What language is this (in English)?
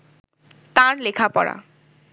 Bangla